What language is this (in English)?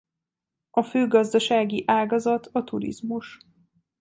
Hungarian